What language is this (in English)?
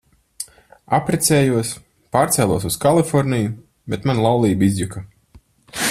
Latvian